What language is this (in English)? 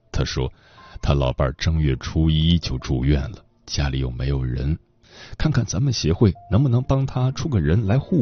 Chinese